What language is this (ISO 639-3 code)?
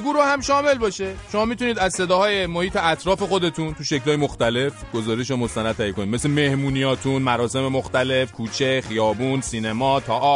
fas